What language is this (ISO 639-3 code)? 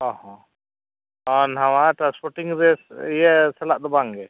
sat